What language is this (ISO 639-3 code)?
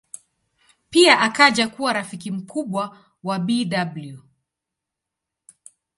swa